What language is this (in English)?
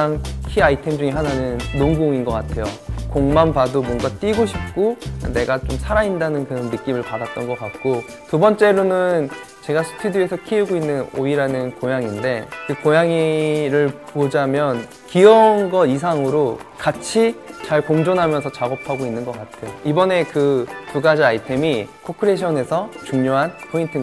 Korean